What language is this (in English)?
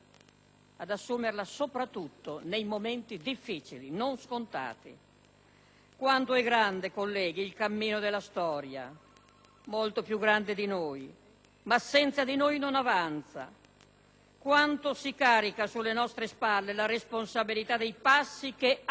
Italian